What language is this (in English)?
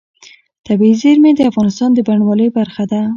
Pashto